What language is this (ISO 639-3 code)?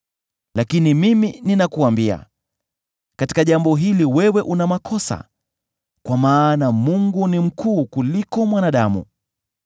swa